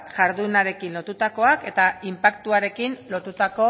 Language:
Basque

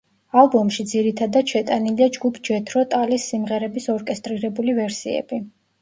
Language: Georgian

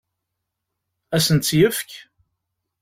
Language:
Kabyle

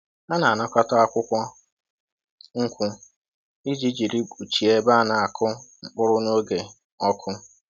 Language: Igbo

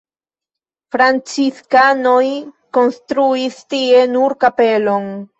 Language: Esperanto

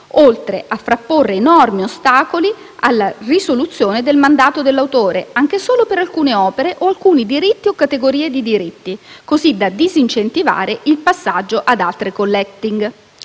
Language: Italian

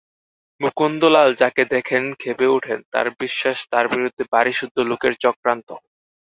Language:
Bangla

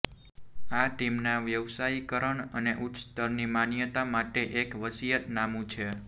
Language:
Gujarati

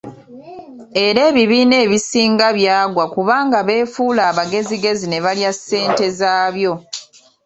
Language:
Ganda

